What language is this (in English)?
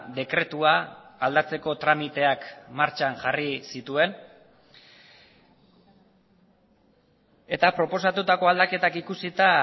Basque